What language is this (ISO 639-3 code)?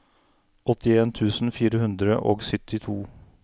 nor